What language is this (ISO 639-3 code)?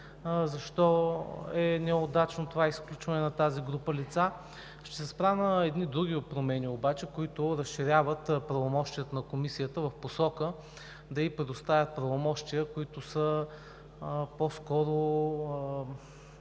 bul